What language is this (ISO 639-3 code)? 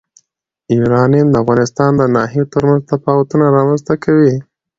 pus